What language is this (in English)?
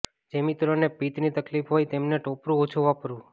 Gujarati